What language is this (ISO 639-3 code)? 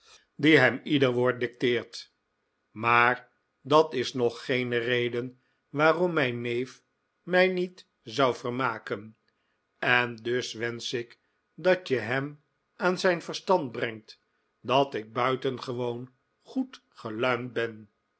nld